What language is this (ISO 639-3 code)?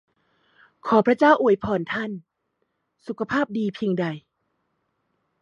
tha